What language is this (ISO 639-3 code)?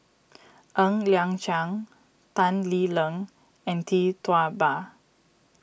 eng